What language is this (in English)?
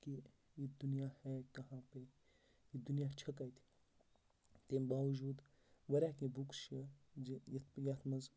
Kashmiri